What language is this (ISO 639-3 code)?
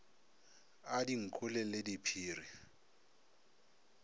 nso